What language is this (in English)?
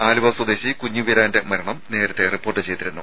Malayalam